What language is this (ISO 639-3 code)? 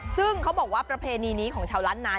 tha